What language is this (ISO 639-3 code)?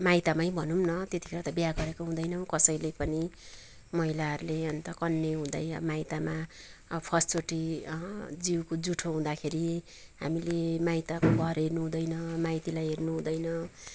nep